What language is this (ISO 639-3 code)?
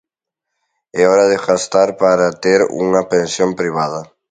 glg